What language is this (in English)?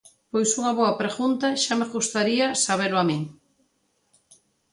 Galician